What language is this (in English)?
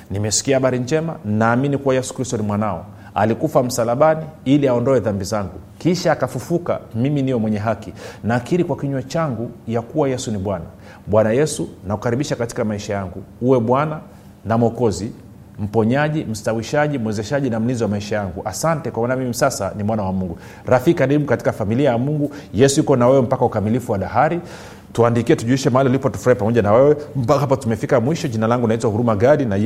Swahili